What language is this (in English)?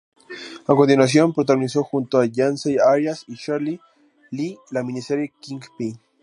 Spanish